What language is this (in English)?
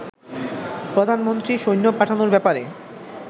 Bangla